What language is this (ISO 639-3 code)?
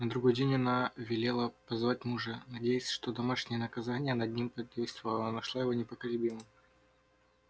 rus